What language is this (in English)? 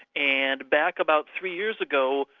English